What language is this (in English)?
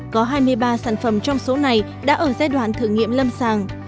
Vietnamese